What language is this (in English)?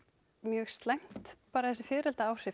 Icelandic